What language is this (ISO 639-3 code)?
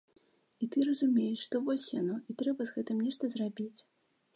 bel